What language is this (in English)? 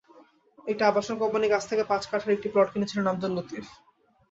Bangla